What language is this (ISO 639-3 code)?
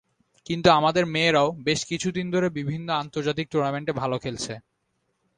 ben